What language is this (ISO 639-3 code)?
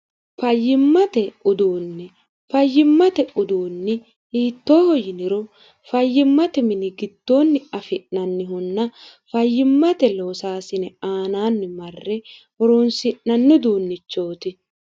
sid